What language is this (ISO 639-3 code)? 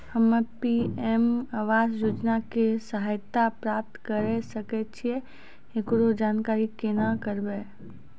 mai